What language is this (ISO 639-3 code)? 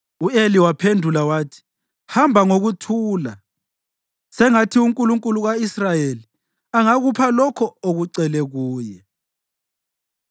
nde